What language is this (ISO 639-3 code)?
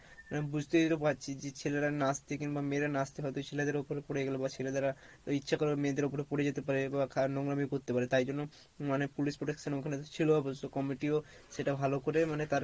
ben